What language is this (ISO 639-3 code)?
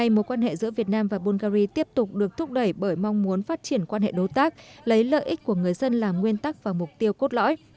vie